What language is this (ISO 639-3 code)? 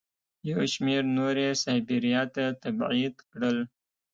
pus